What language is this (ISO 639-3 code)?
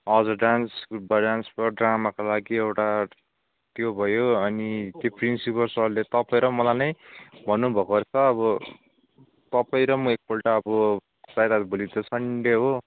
nep